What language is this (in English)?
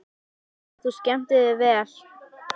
Icelandic